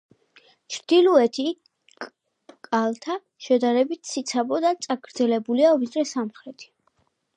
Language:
Georgian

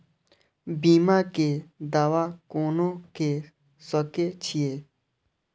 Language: Maithili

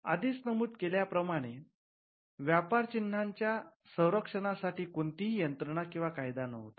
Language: Marathi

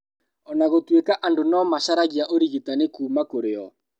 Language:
Kikuyu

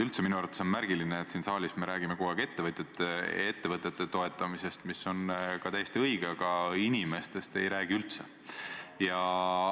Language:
Estonian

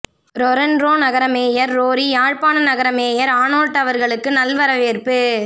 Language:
Tamil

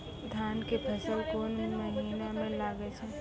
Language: Maithili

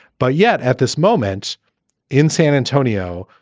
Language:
English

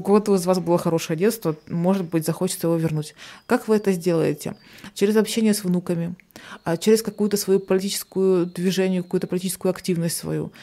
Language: Russian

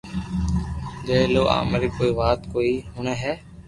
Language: Loarki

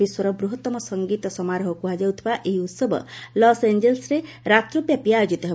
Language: Odia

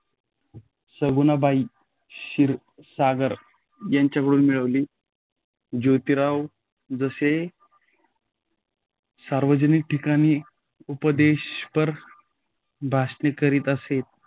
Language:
Marathi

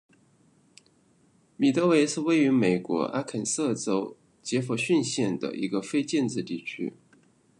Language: Chinese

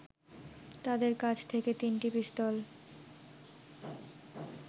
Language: Bangla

